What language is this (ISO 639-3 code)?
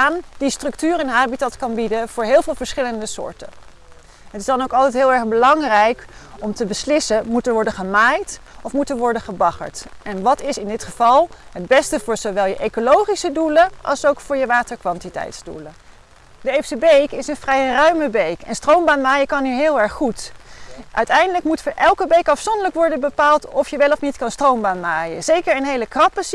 nld